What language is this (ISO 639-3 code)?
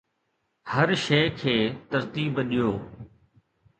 snd